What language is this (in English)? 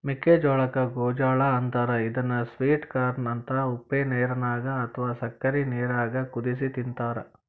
Kannada